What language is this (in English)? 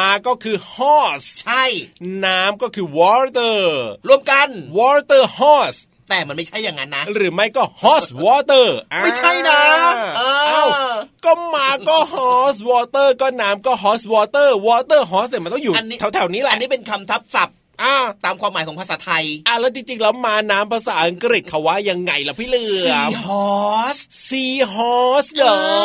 Thai